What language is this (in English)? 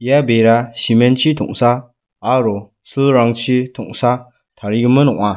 Garo